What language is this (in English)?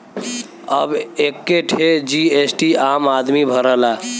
Bhojpuri